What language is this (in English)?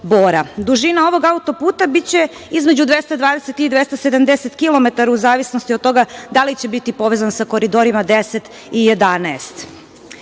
Serbian